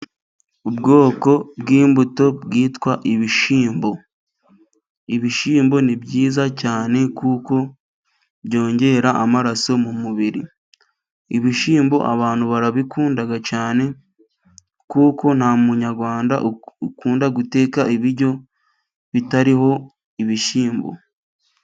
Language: Kinyarwanda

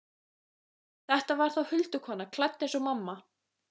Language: Icelandic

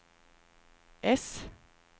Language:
Swedish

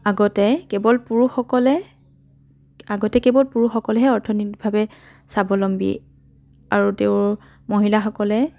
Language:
Assamese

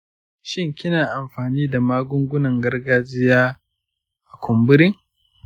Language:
Hausa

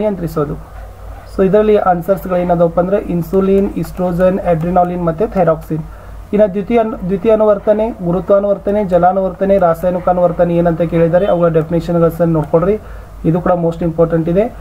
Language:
Kannada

